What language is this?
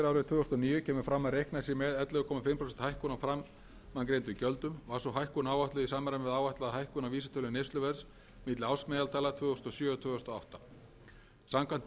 Icelandic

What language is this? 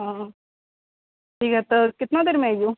Maithili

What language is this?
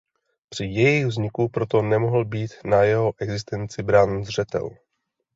Czech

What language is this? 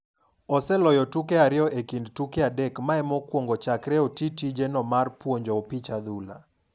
Luo (Kenya and Tanzania)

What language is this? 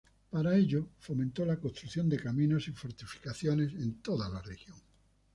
Spanish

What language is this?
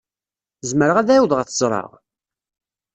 Kabyle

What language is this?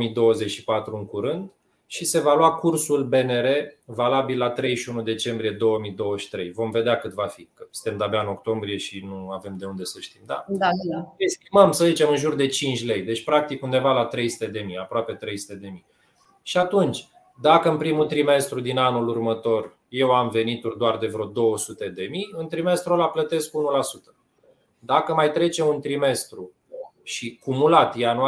Romanian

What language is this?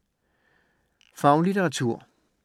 Danish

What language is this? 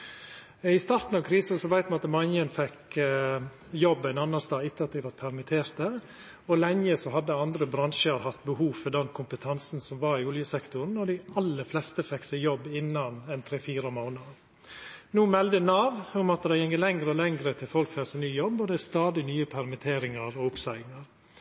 Norwegian Nynorsk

